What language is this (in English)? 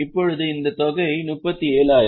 Tamil